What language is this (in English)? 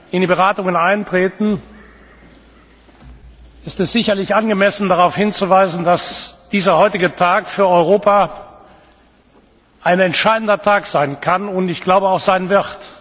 German